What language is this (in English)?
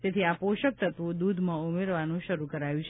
Gujarati